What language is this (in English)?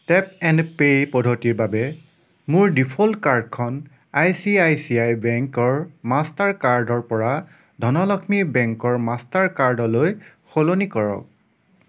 Assamese